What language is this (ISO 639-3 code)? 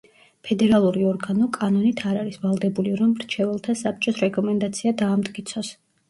kat